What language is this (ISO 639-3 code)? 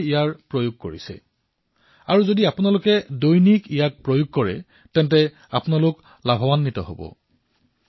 asm